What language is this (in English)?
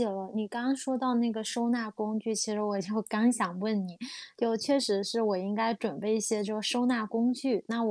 Chinese